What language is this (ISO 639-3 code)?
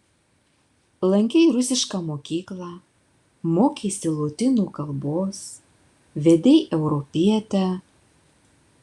lit